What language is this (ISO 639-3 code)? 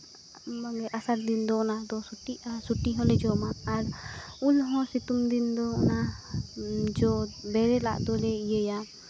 sat